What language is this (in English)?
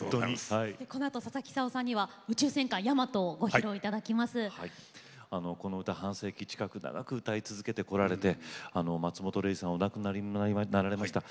Japanese